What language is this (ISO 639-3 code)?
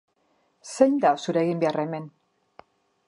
eus